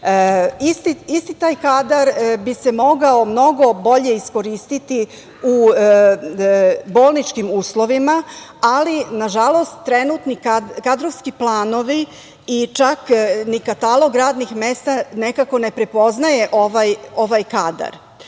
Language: Serbian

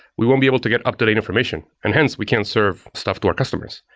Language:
English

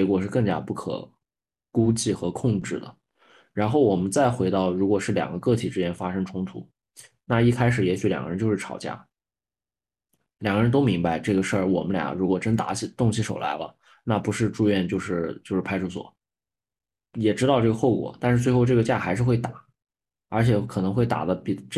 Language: Chinese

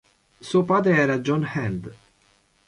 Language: Italian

